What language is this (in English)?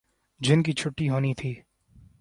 Urdu